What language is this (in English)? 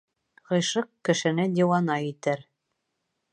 Bashkir